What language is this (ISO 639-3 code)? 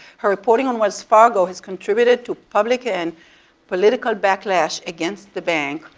eng